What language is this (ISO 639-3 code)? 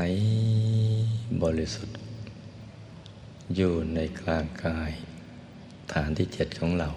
tha